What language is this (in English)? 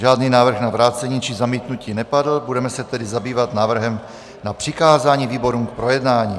Czech